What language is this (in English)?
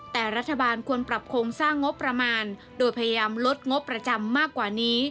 Thai